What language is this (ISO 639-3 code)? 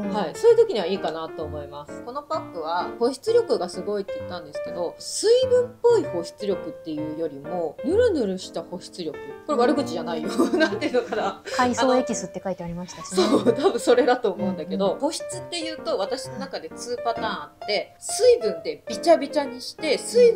jpn